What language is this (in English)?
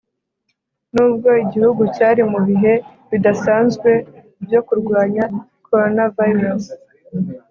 Kinyarwanda